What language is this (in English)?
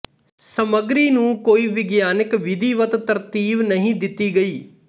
Punjabi